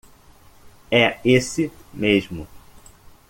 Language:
Portuguese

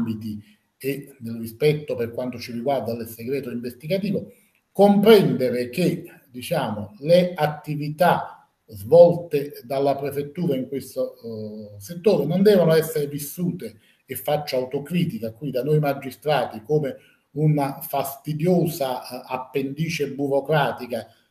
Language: Italian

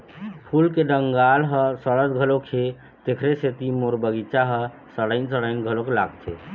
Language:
Chhattisgarhi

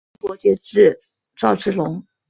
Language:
Chinese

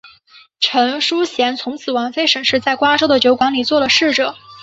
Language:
Chinese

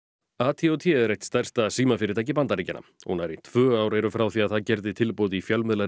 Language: Icelandic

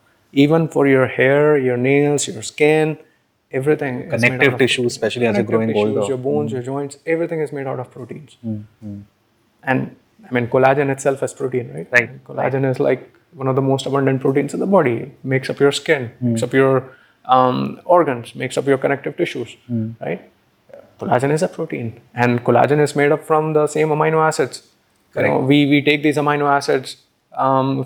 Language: English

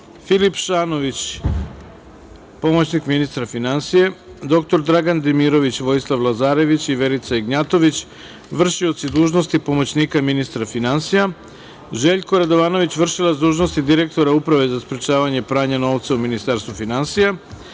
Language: Serbian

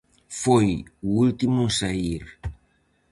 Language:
Galician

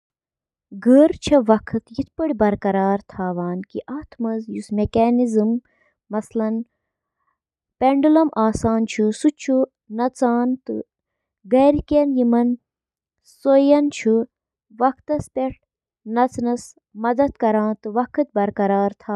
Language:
Kashmiri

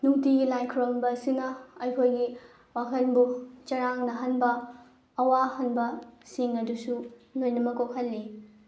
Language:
Manipuri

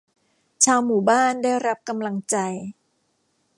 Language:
Thai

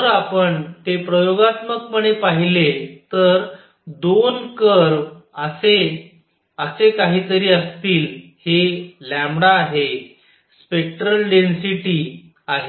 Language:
Marathi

